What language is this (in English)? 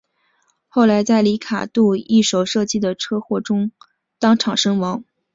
Chinese